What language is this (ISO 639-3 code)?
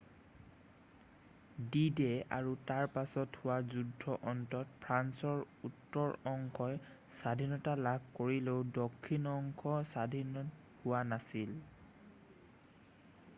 asm